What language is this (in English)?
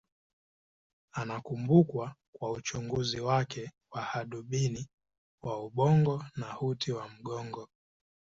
Swahili